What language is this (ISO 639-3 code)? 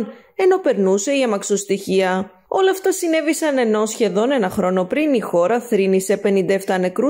ell